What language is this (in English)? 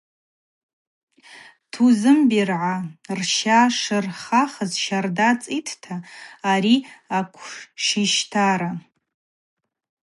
Abaza